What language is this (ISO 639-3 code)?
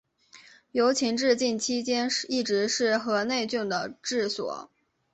zho